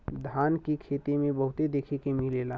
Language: Bhojpuri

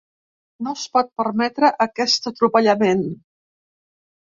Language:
Catalan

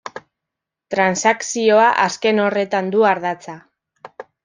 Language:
Basque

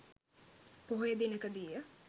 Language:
Sinhala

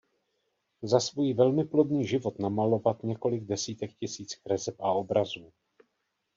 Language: Czech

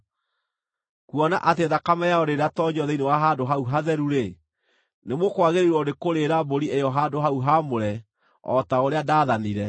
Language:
Kikuyu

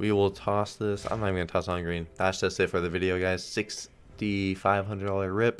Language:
English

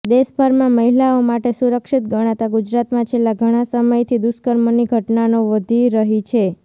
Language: Gujarati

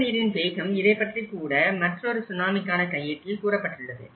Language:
Tamil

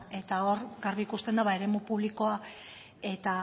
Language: Basque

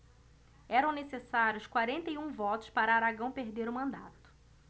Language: Portuguese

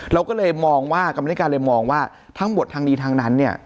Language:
Thai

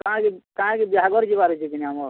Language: Odia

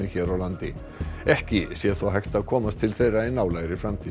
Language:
Icelandic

